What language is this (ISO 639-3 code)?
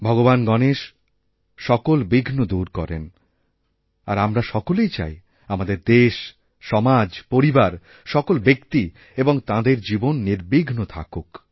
ben